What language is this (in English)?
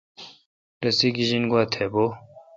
Kalkoti